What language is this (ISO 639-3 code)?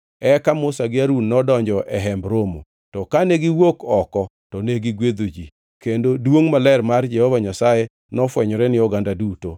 luo